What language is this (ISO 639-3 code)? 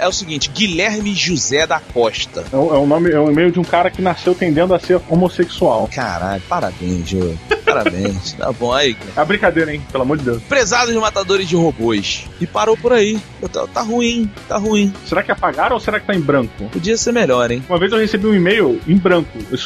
por